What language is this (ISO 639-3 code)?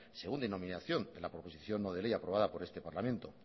spa